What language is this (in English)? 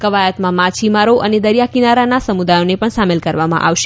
Gujarati